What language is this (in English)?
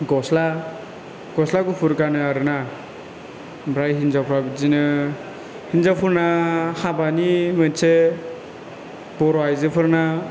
Bodo